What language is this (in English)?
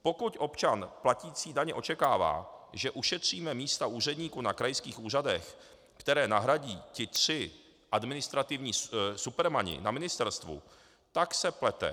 Czech